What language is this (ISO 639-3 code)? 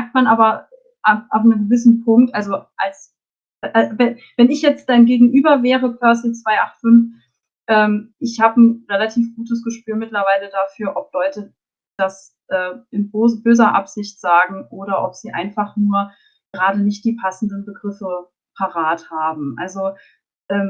deu